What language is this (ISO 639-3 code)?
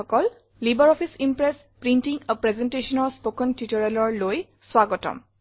asm